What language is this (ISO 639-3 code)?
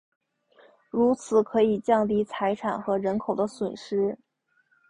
zho